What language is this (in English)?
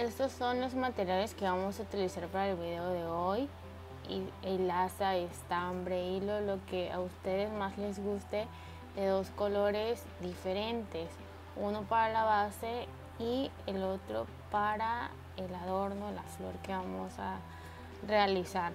Spanish